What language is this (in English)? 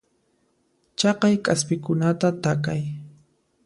Puno Quechua